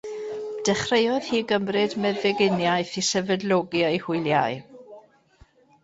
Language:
Welsh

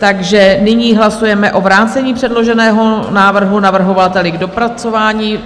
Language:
Czech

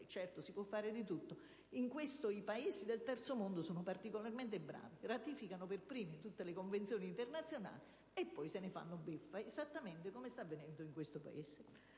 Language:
Italian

